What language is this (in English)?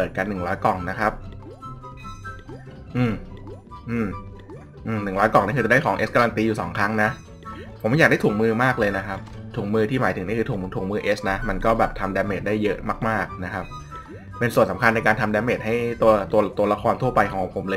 Thai